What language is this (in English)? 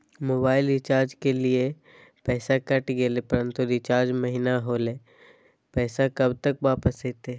Magahi